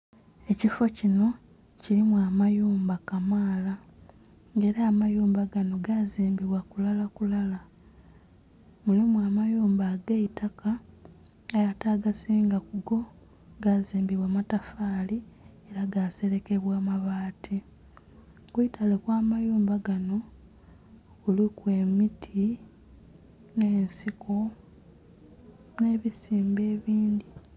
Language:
Soga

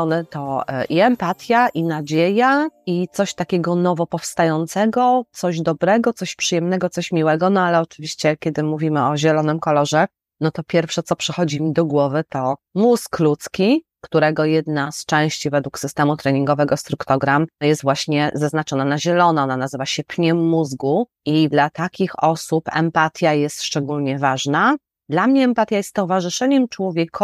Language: Polish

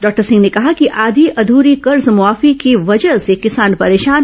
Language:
Hindi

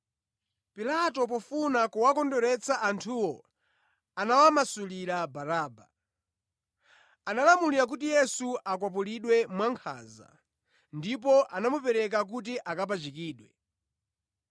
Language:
Nyanja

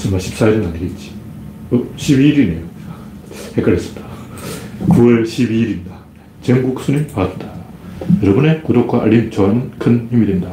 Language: Korean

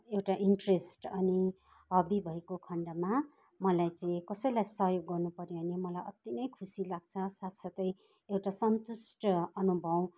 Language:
Nepali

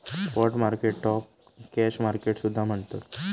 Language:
Marathi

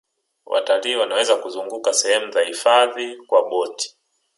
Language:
Swahili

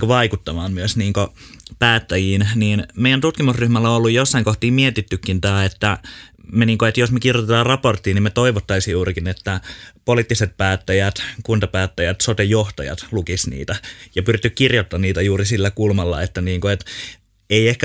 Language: Finnish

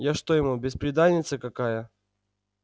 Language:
Russian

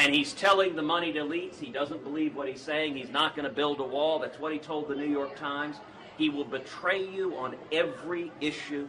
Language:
English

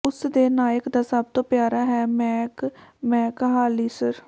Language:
Punjabi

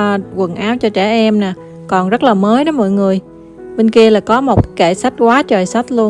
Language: Vietnamese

